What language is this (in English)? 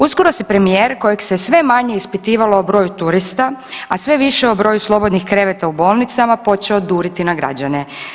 Croatian